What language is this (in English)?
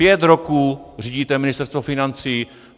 Czech